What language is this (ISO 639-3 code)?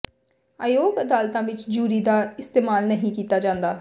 pan